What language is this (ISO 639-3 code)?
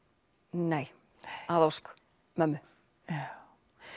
isl